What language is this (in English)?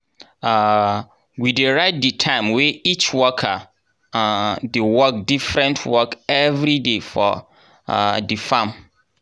Nigerian Pidgin